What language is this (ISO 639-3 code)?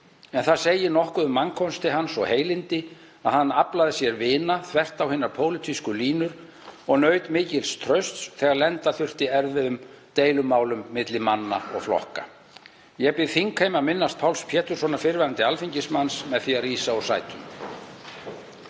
isl